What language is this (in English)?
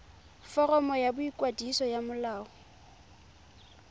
Tswana